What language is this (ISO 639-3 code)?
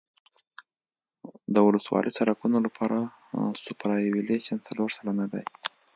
pus